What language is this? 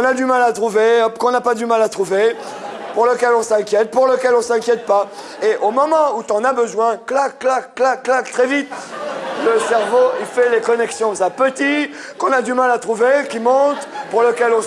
French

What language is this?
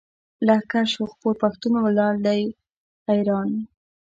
Pashto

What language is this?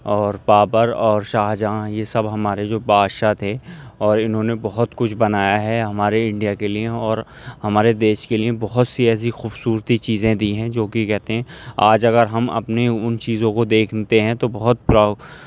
Urdu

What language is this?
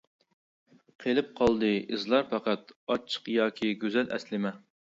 Uyghur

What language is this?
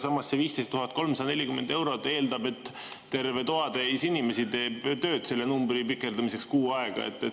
Estonian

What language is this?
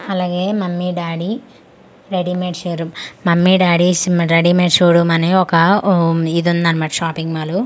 Telugu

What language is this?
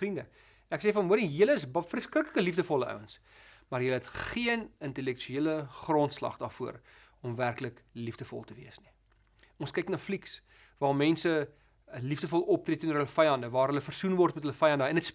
Dutch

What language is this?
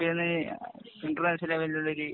Malayalam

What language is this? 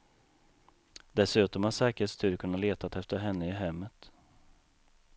Swedish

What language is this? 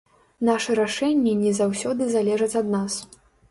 Belarusian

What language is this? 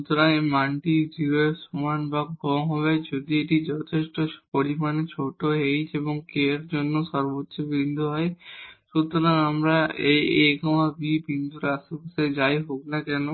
Bangla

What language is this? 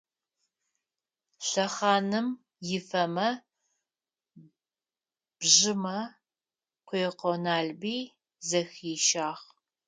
Adyghe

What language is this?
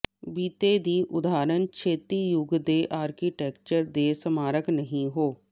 Punjabi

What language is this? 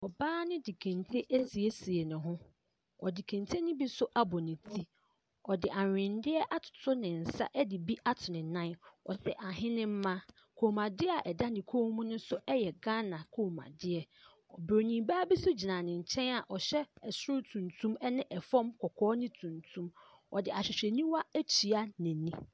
Akan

